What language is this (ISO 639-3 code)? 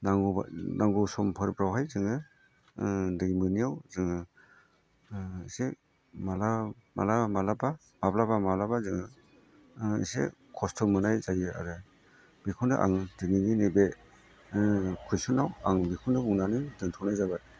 brx